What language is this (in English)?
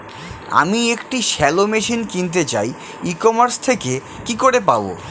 Bangla